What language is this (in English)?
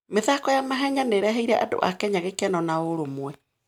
Kikuyu